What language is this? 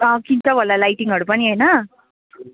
Nepali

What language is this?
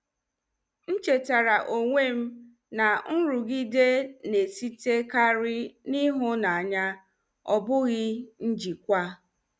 Igbo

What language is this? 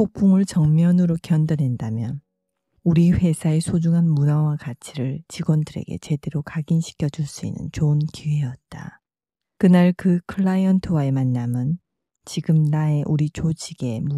Korean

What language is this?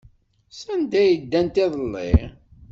Kabyle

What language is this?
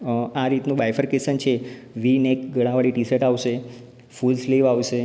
Gujarati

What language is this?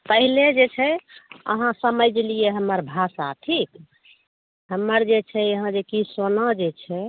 Maithili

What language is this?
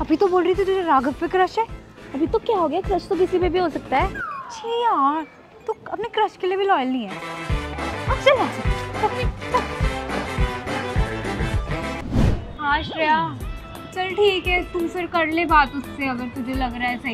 Hindi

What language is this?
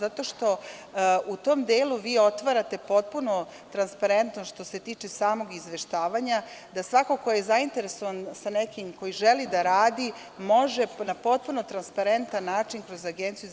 Serbian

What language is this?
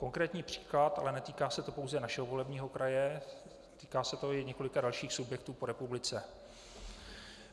Czech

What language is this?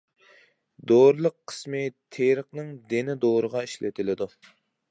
Uyghur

